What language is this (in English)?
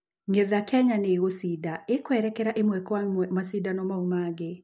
Kikuyu